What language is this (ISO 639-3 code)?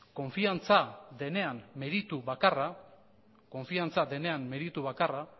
eus